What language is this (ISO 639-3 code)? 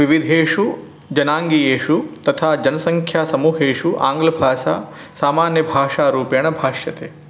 san